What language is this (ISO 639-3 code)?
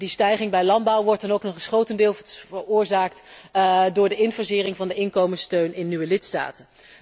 nld